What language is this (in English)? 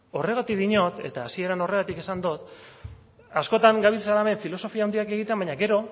Basque